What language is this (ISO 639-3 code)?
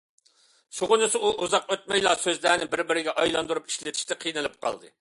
uig